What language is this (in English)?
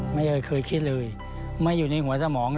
Thai